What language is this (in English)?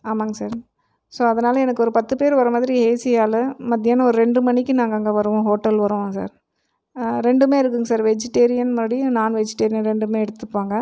Tamil